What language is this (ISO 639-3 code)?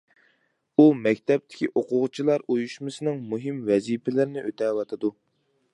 uig